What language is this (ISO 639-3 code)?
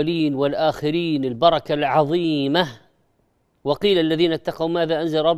ara